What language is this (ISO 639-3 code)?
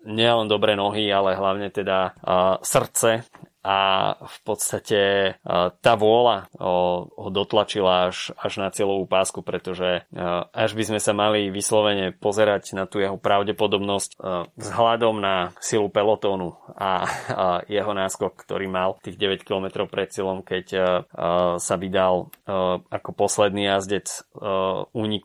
slk